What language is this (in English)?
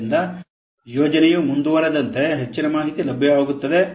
Kannada